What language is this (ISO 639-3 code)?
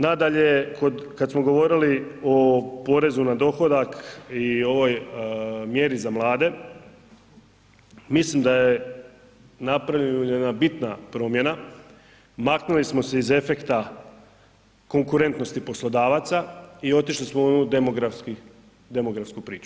hrv